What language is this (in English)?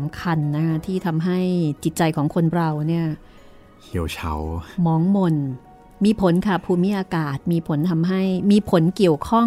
Thai